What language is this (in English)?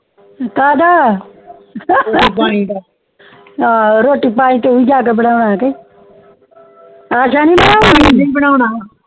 Punjabi